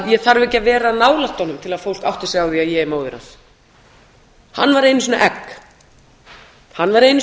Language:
Icelandic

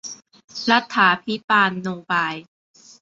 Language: Thai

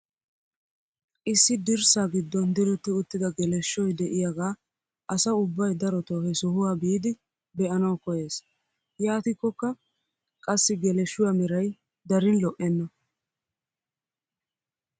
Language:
Wolaytta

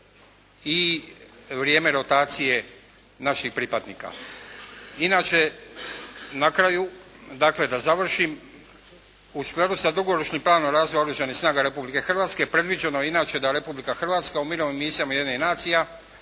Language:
Croatian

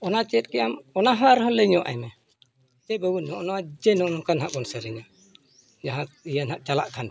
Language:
Santali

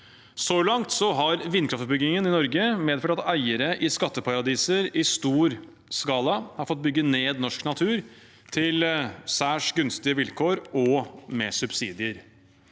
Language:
Norwegian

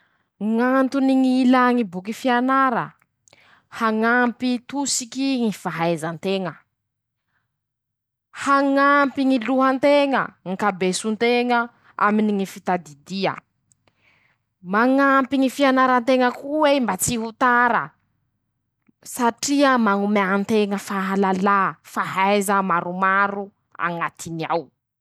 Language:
Masikoro Malagasy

